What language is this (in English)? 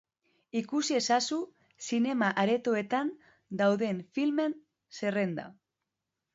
Basque